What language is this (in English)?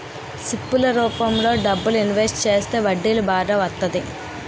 Telugu